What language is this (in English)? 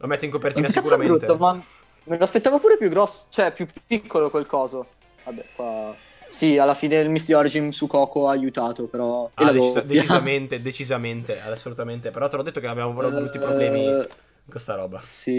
Italian